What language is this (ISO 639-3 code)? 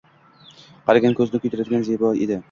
uzb